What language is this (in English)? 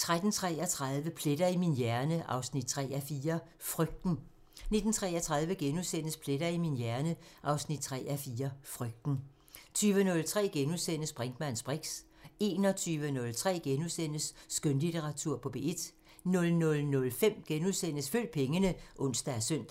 Danish